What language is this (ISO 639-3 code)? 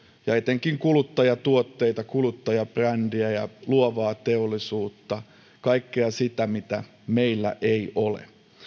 fin